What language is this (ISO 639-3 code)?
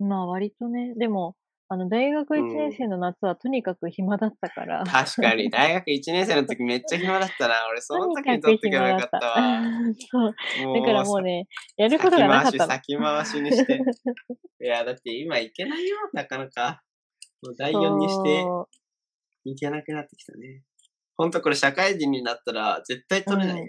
jpn